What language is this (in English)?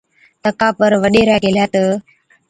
Od